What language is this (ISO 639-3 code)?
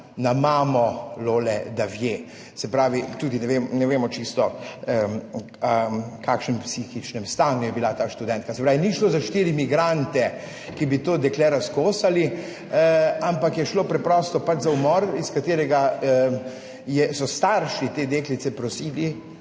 slv